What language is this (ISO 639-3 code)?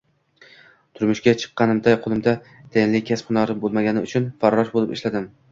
uzb